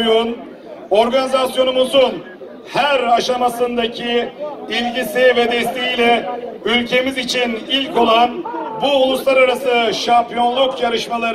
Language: Turkish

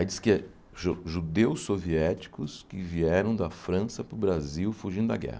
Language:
Portuguese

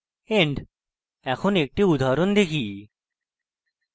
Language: Bangla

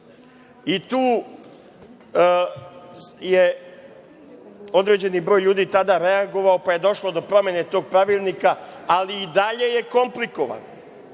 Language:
Serbian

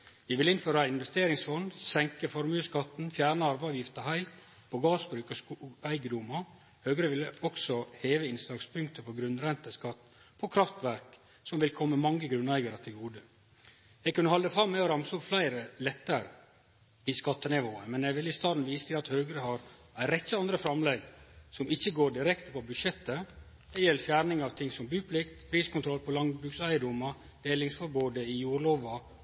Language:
Norwegian Nynorsk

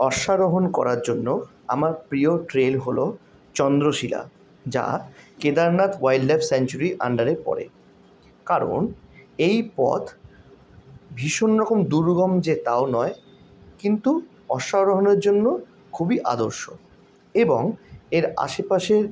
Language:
Bangla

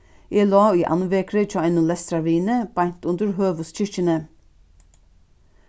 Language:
Faroese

